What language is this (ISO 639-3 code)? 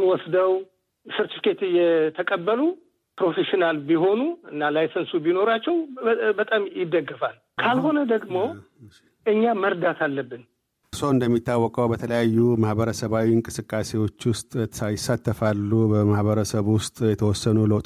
amh